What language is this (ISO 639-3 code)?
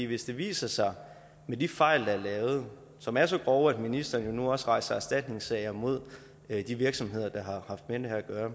dan